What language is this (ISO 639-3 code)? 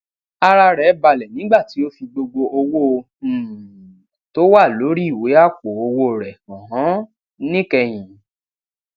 yor